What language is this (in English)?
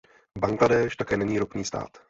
Czech